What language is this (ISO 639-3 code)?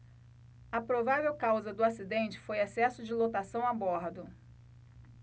por